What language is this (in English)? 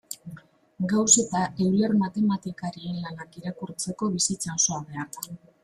Basque